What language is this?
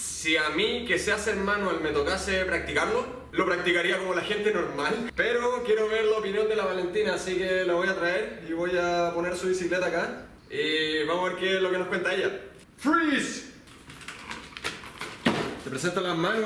Spanish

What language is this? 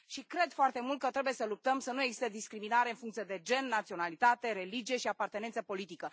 Romanian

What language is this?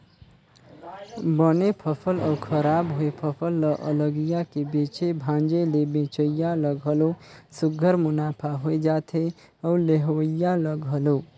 Chhattisgarhi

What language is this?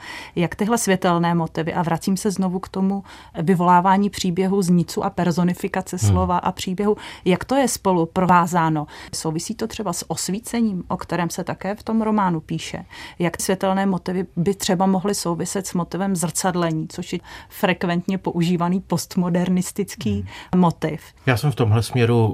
Czech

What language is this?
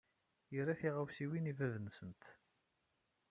Kabyle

